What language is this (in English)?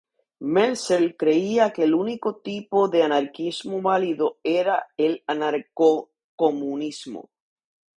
Spanish